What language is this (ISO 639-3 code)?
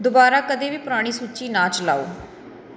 pan